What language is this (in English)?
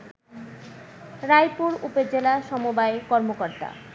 Bangla